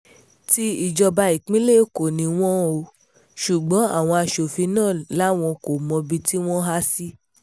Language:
Yoruba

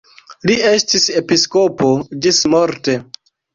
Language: Esperanto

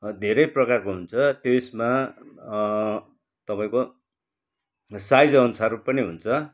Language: Nepali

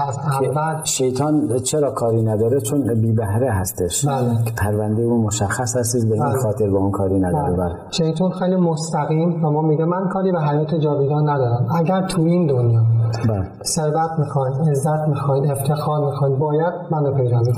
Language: Persian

